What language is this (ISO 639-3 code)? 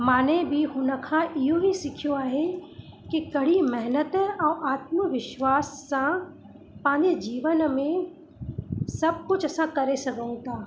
snd